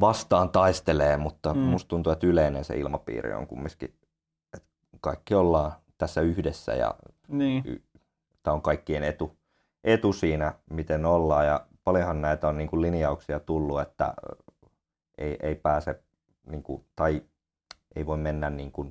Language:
Finnish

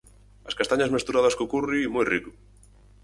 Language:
Galician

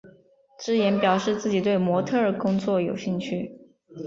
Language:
Chinese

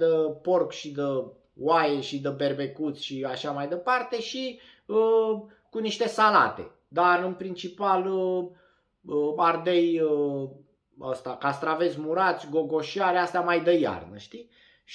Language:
Romanian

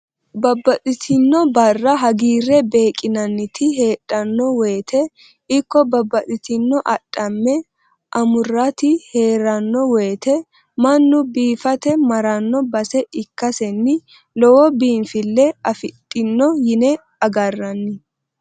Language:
Sidamo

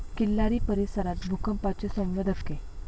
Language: Marathi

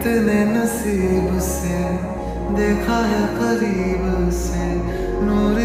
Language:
Arabic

